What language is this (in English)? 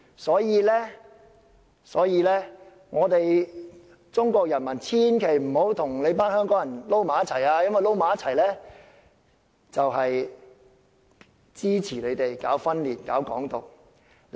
Cantonese